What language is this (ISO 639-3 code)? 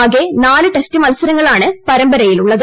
mal